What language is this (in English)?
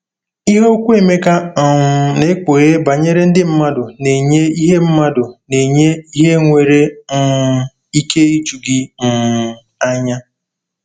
Igbo